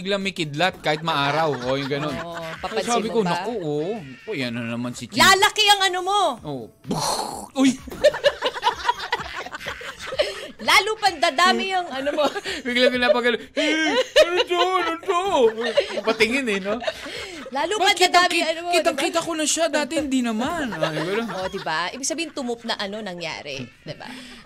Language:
Filipino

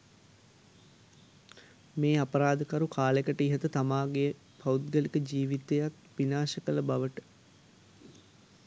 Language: Sinhala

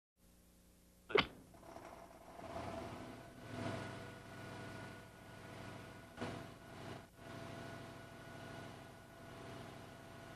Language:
Italian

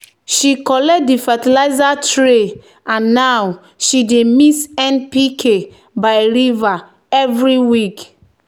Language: Nigerian Pidgin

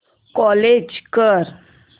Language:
Marathi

